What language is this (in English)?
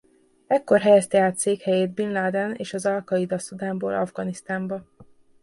Hungarian